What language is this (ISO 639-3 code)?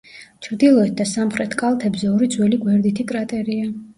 kat